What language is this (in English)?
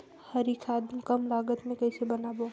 Chhattisgarhi